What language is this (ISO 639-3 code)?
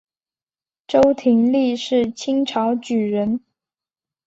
zho